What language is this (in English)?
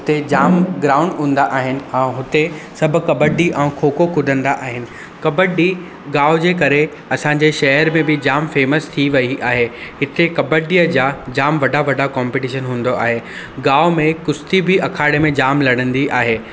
Sindhi